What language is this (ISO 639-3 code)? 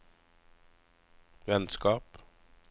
nor